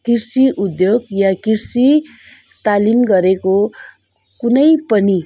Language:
Nepali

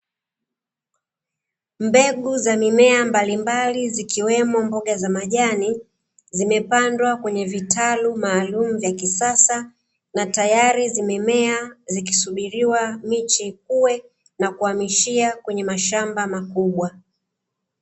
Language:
Swahili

